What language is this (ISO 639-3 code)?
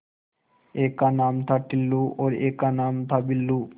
hin